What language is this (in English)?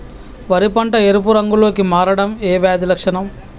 Telugu